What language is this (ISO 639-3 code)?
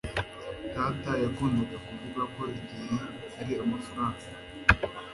kin